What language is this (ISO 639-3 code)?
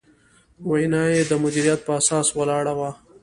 pus